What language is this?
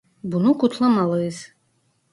Turkish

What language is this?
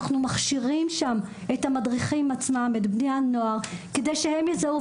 Hebrew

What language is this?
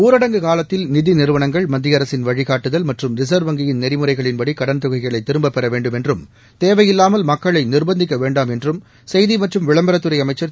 Tamil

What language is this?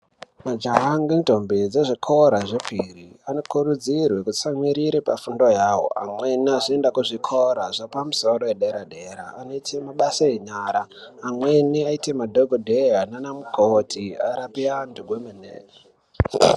Ndau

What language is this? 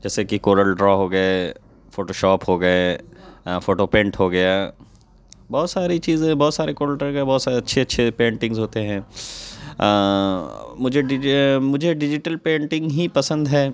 Urdu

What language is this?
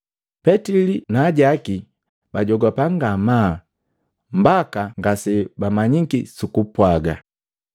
Matengo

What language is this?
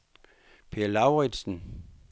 Danish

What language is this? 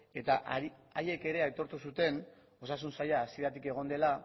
Basque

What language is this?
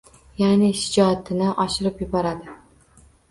Uzbek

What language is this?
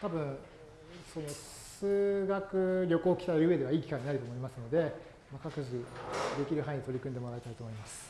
Japanese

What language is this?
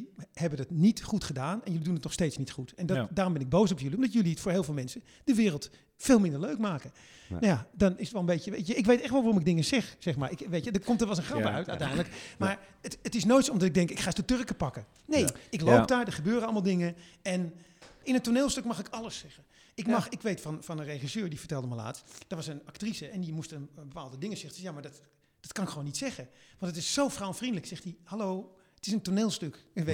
Dutch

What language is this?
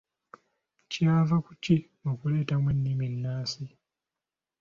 Ganda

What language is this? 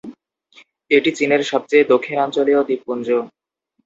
Bangla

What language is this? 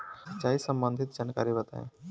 Bhojpuri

